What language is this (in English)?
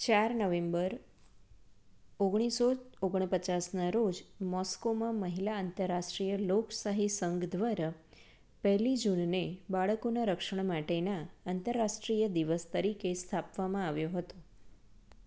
Gujarati